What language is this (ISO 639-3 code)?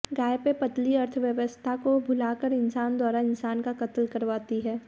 hin